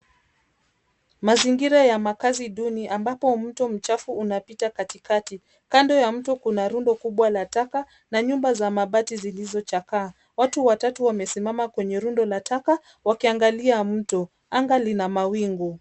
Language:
Swahili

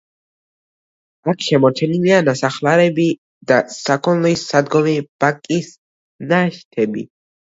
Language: Georgian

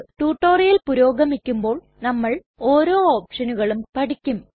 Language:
Malayalam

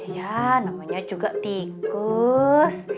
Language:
Indonesian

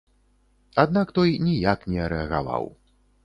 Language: Belarusian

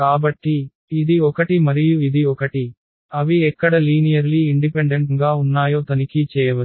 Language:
Telugu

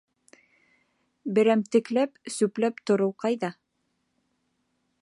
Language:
Bashkir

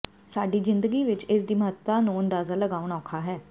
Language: Punjabi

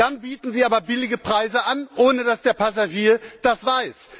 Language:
German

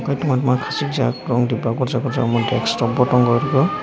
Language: Kok Borok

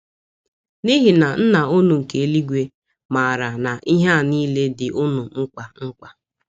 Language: Igbo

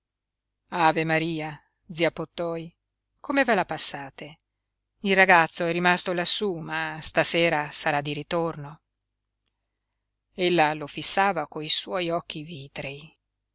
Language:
Italian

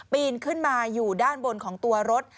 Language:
Thai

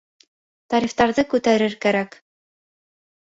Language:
Bashkir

